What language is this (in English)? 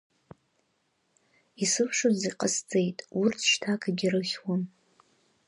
Abkhazian